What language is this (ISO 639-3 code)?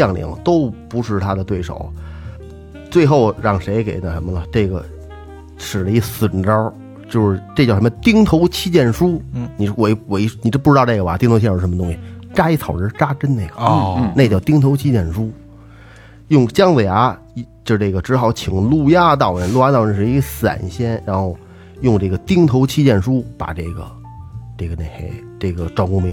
zho